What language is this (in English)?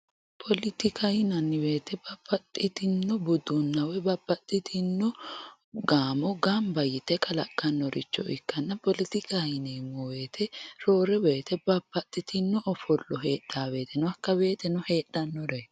Sidamo